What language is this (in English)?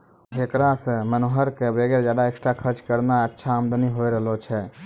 Maithili